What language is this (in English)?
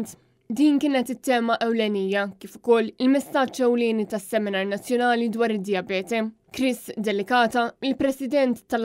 Arabic